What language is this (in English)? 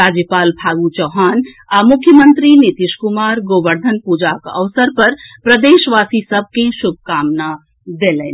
Maithili